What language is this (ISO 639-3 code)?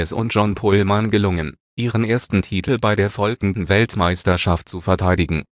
deu